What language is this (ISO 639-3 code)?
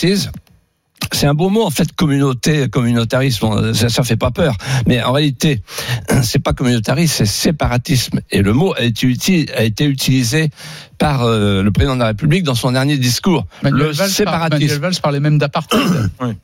fra